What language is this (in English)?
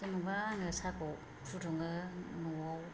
Bodo